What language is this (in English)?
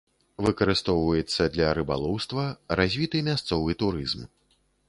Belarusian